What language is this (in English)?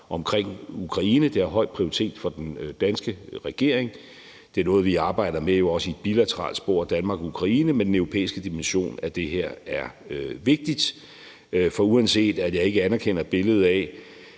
Danish